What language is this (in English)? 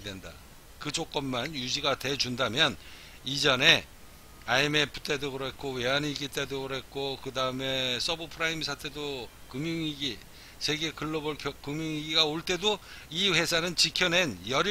Korean